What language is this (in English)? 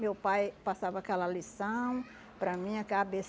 Portuguese